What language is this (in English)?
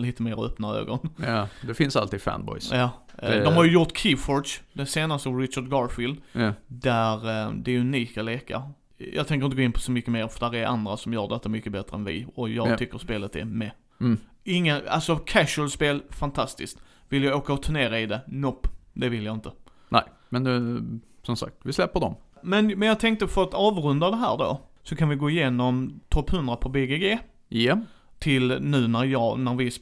Swedish